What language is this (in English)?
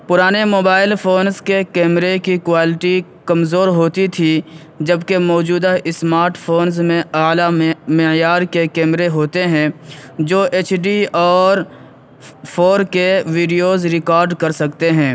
Urdu